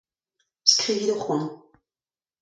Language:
Breton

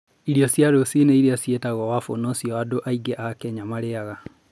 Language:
Kikuyu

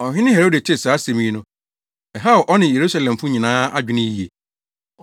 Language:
Akan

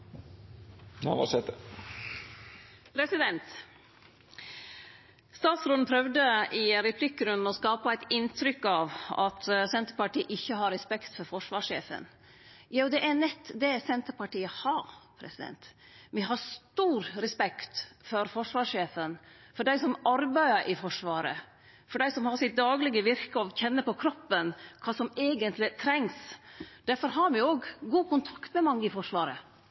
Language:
Norwegian Nynorsk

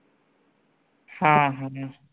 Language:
Marathi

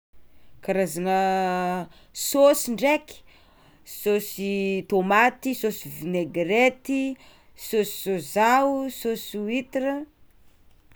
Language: Tsimihety Malagasy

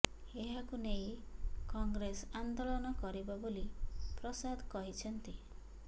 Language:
Odia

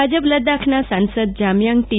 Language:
Gujarati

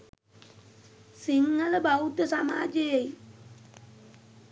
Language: Sinhala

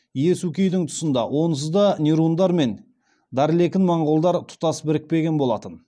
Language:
Kazakh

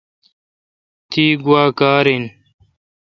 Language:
Kalkoti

